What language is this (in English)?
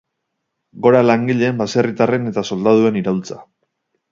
Basque